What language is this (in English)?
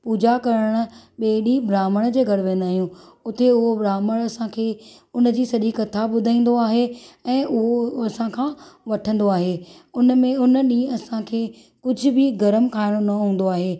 Sindhi